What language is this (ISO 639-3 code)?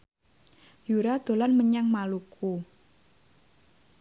jav